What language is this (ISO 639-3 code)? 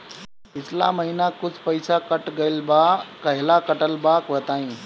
bho